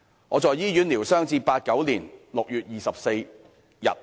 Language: Cantonese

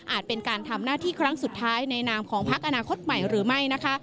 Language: Thai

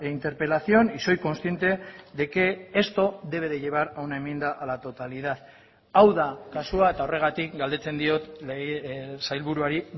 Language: Spanish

